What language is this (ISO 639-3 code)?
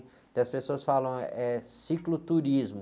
por